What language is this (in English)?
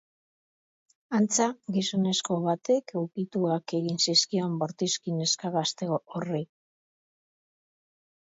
Basque